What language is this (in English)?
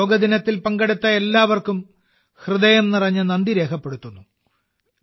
Malayalam